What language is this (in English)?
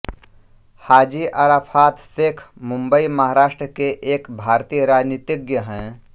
Hindi